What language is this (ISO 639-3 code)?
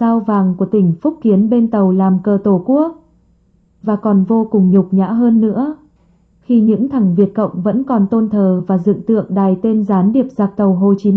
vie